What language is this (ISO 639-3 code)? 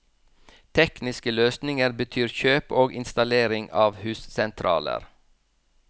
nor